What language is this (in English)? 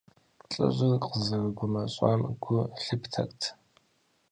Kabardian